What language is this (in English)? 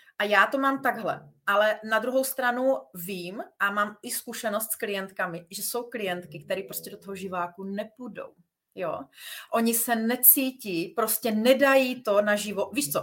Czech